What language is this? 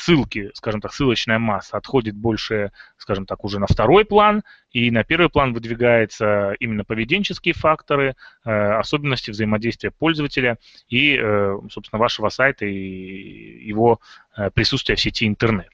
Russian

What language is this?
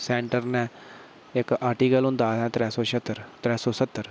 Dogri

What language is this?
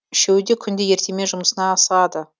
Kazakh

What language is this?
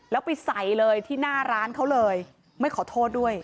Thai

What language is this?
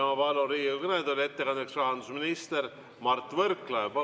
Estonian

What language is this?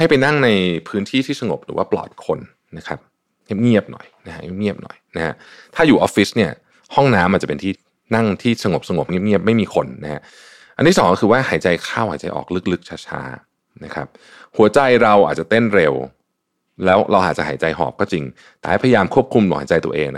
Thai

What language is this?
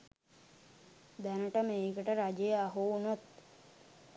Sinhala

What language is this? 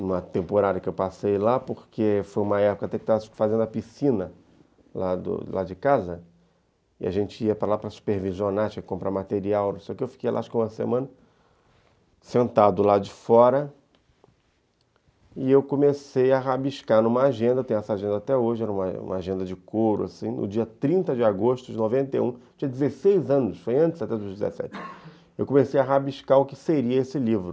Portuguese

